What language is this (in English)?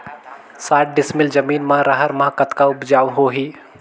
Chhattisgarhi